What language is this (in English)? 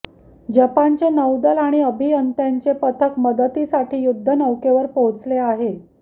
Marathi